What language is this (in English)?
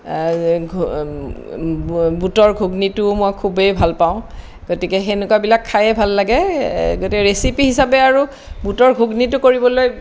Assamese